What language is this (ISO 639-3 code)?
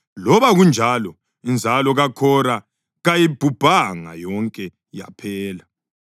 nde